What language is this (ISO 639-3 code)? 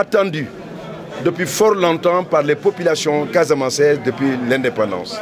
fra